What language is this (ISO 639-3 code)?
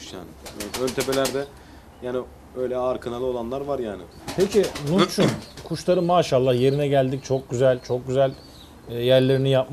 tur